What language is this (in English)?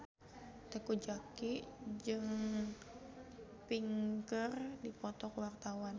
Sundanese